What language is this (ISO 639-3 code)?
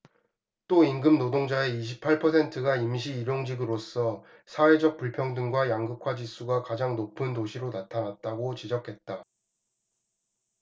kor